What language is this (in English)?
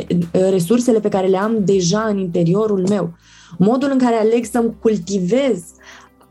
Romanian